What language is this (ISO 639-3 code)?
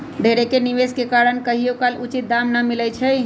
mag